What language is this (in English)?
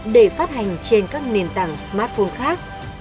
Vietnamese